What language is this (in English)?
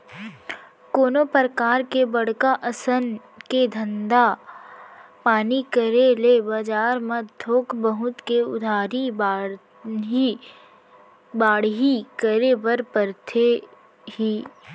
Chhattisgarhi